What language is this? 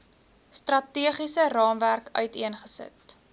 Afrikaans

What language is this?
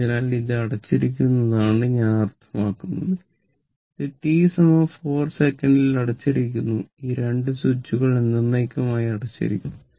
Malayalam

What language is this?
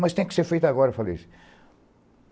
Portuguese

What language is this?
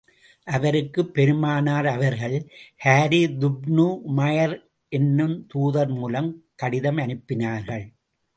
Tamil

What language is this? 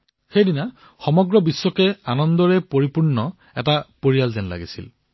Assamese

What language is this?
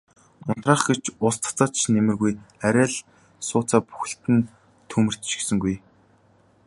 Mongolian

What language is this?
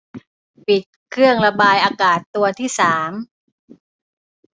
Thai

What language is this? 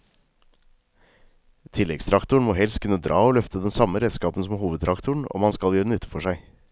Norwegian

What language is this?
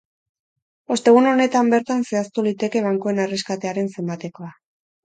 Basque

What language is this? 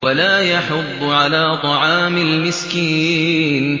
Arabic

